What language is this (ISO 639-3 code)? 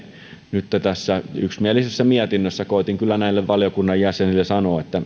fin